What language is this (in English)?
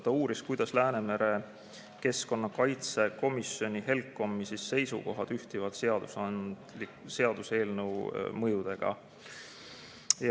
Estonian